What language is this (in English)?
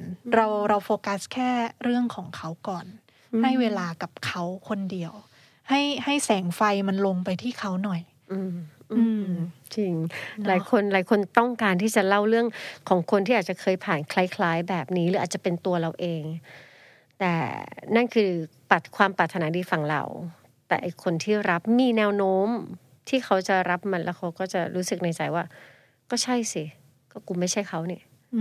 Thai